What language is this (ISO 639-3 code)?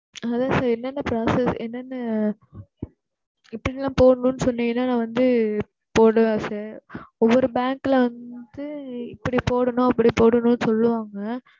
tam